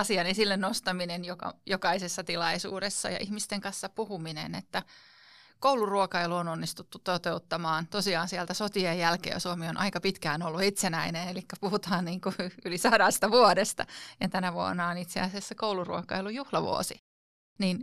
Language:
Finnish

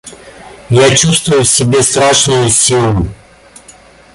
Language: Russian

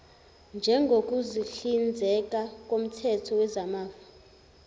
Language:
Zulu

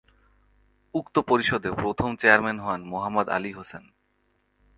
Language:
Bangla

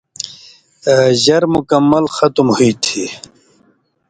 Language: Indus Kohistani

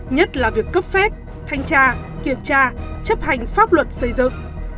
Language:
Vietnamese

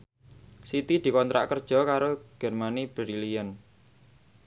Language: Javanese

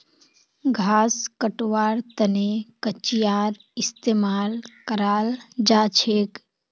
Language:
Magahi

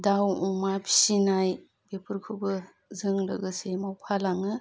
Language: Bodo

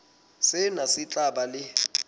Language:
Southern Sotho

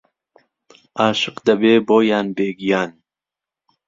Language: Central Kurdish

